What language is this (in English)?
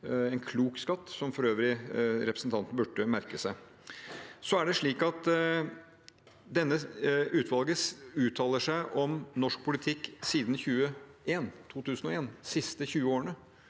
Norwegian